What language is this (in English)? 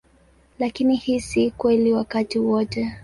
Swahili